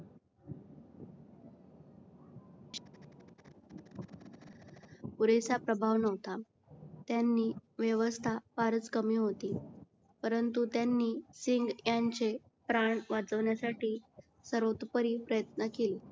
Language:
Marathi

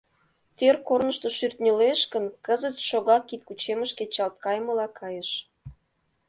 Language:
Mari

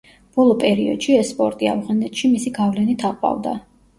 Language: Georgian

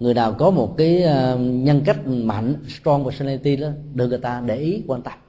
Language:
Vietnamese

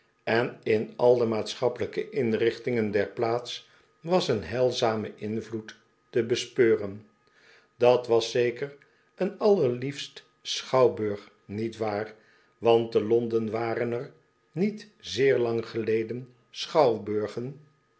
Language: Dutch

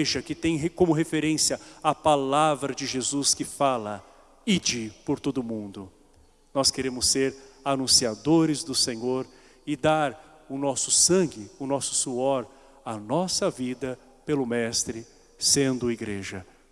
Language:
Portuguese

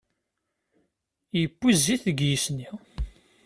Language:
Kabyle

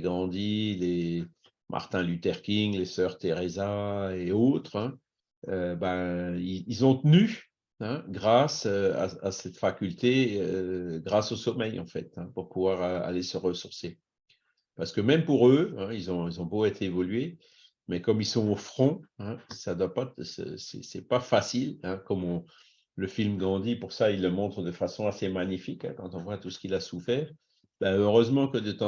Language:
French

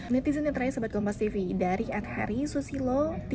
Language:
Indonesian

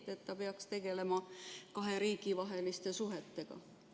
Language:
Estonian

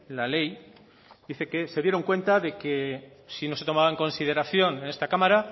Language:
Spanish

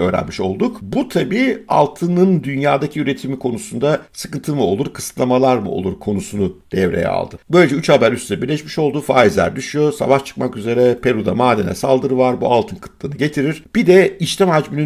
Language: Turkish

